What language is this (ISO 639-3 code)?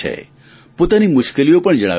guj